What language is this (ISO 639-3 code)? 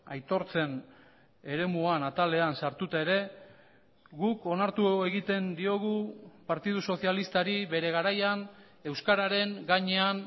eus